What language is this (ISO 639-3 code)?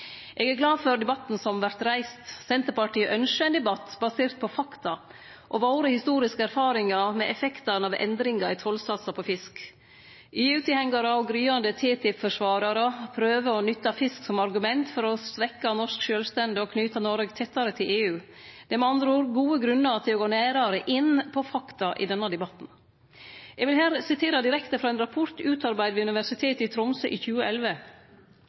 nno